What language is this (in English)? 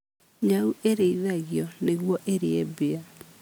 Kikuyu